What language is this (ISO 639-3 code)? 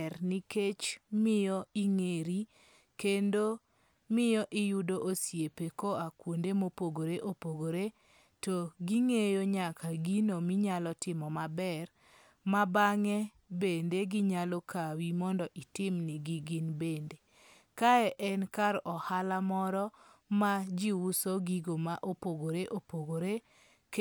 luo